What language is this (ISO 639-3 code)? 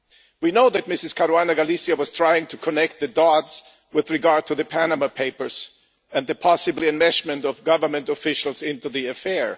eng